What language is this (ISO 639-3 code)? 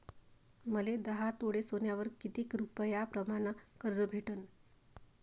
mar